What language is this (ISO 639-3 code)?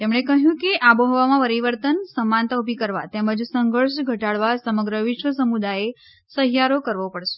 guj